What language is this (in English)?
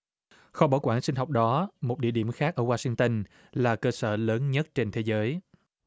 Vietnamese